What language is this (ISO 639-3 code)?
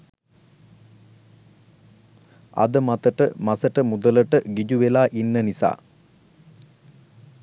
sin